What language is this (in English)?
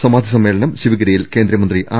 Malayalam